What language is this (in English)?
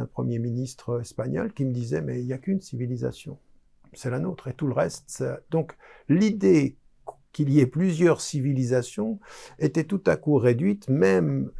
French